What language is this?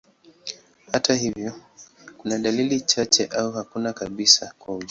Swahili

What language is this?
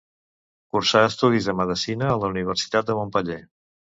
Catalan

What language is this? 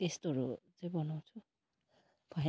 Nepali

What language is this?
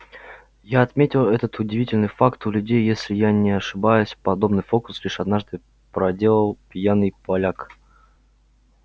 Russian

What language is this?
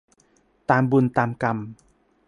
Thai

